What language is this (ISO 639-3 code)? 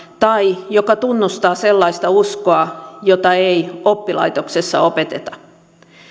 fin